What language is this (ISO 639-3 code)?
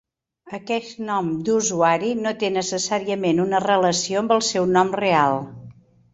cat